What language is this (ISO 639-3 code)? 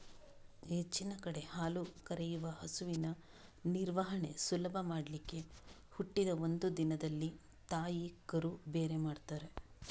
kan